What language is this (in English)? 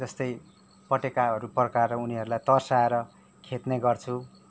Nepali